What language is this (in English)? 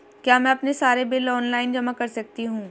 Hindi